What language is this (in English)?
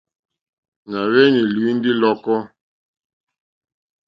Mokpwe